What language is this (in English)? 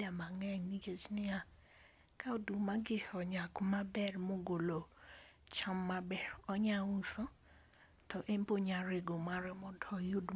Luo (Kenya and Tanzania)